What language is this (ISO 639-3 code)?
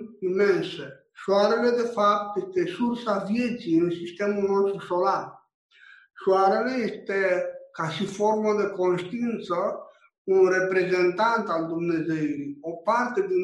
ron